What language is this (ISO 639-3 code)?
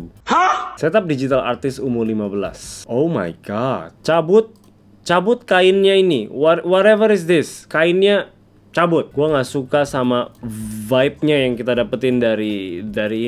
ind